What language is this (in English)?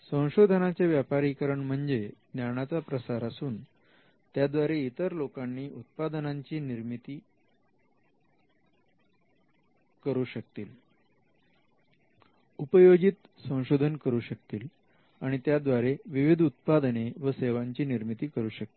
Marathi